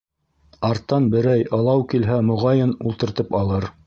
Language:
Bashkir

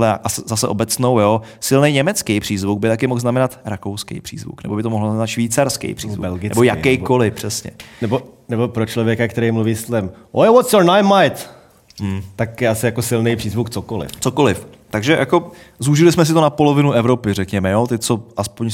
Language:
Czech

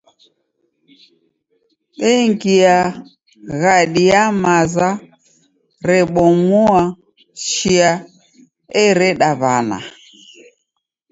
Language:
Taita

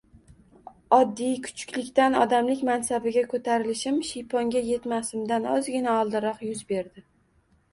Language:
Uzbek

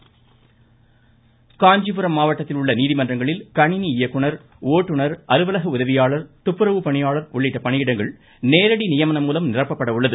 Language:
Tamil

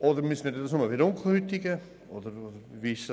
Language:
Swiss German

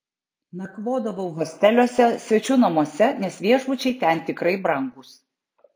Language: Lithuanian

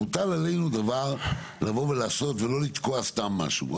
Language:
Hebrew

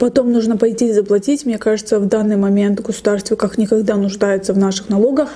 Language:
Russian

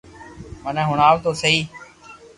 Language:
Loarki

